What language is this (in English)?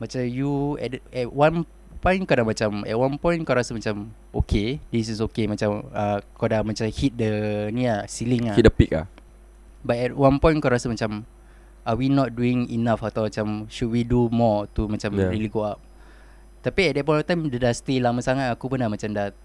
Malay